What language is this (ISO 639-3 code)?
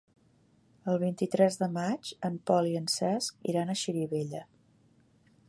cat